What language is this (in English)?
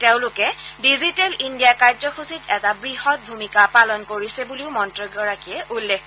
Assamese